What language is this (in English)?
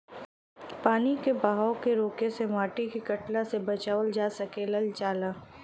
Bhojpuri